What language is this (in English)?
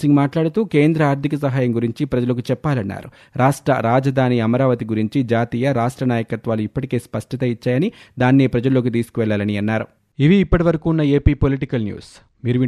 Telugu